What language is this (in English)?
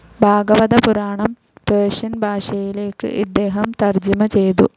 Malayalam